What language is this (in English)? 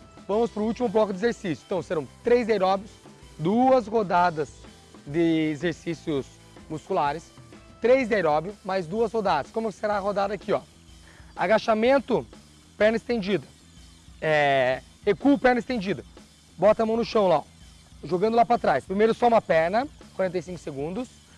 Portuguese